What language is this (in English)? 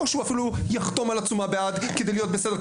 Hebrew